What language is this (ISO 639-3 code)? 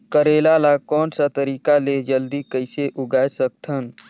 hne